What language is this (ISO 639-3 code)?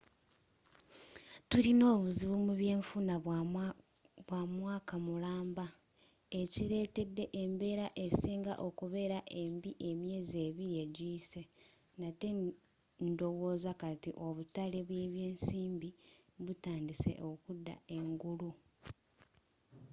lug